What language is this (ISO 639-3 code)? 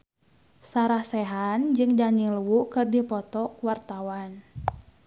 sun